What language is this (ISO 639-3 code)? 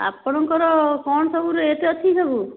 ori